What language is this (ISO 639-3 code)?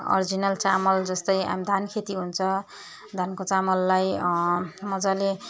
nep